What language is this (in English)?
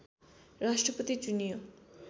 Nepali